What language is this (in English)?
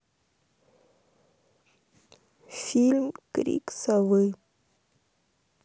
Russian